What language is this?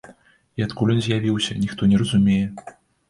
Belarusian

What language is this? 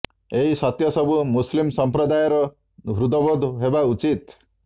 Odia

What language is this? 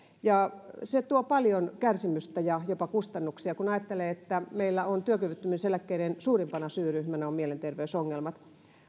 Finnish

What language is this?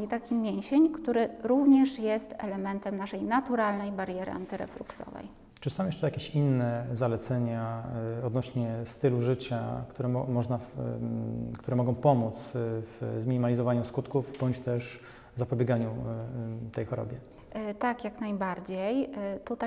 Polish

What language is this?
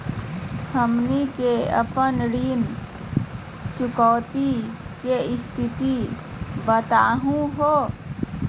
Magahi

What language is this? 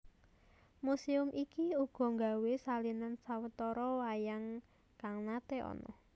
Javanese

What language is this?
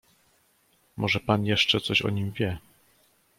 Polish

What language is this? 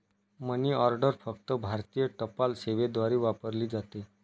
Marathi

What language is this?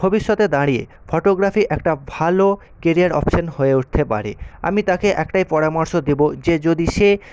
Bangla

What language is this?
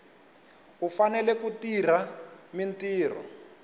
Tsonga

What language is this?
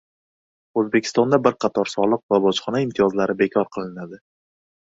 Uzbek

